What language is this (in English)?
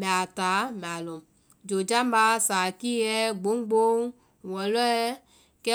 Vai